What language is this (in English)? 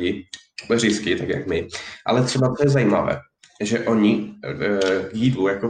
Czech